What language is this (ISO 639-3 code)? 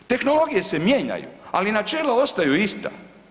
hrv